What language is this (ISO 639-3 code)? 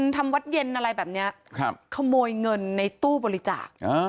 tha